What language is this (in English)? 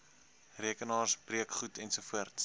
Afrikaans